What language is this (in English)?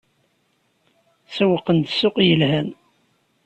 Kabyle